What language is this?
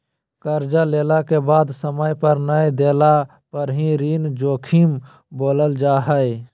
Magahi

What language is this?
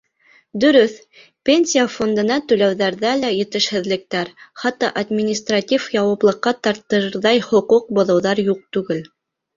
Bashkir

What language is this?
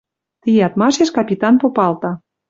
Western Mari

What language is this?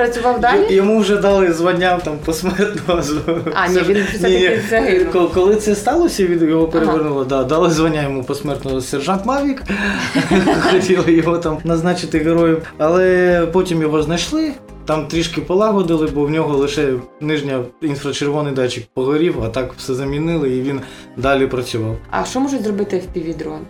Ukrainian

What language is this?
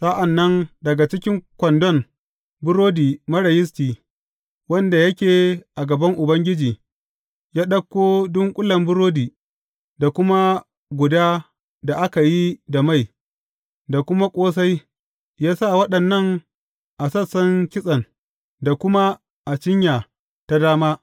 Hausa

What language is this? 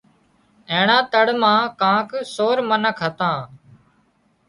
Wadiyara Koli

